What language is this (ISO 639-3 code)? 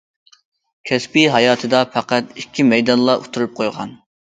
uig